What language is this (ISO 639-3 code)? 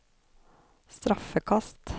nor